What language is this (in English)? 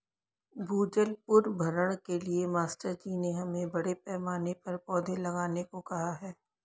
Hindi